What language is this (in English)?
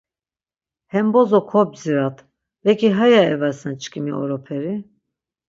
Laz